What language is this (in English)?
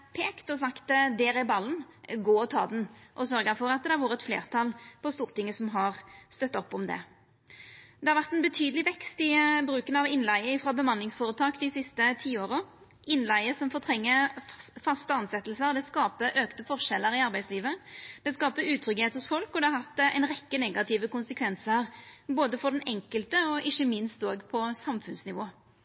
Norwegian Nynorsk